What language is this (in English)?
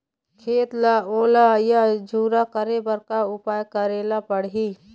Chhattisgarhi